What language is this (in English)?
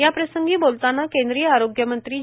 Marathi